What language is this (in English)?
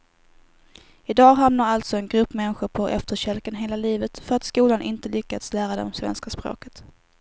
Swedish